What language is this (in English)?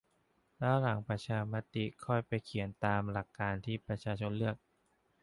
Thai